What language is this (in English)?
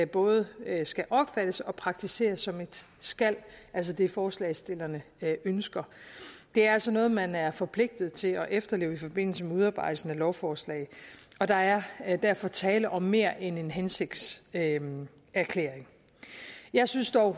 Danish